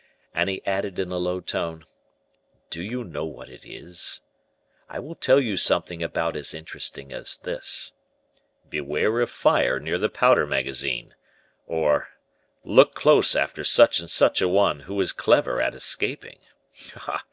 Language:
English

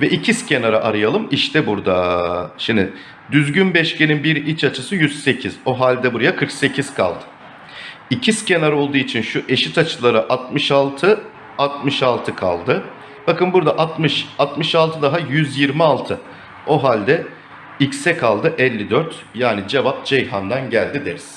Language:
Turkish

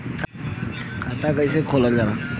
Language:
Bhojpuri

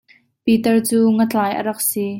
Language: Hakha Chin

